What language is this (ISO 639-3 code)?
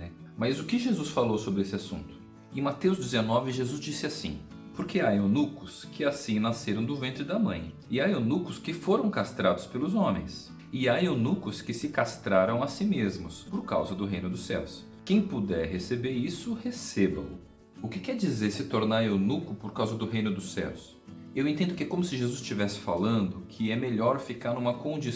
por